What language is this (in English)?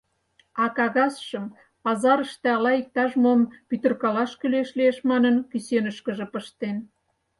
Mari